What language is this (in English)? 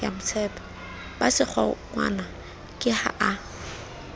Southern Sotho